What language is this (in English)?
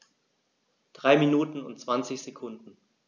German